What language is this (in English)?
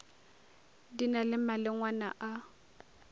Northern Sotho